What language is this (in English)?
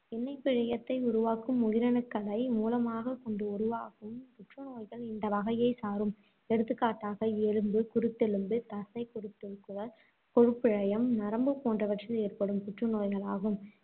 Tamil